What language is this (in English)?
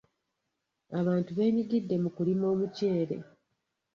Ganda